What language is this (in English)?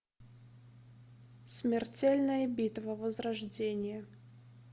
Russian